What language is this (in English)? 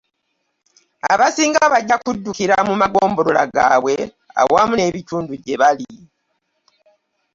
Ganda